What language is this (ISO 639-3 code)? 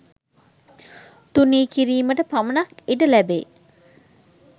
sin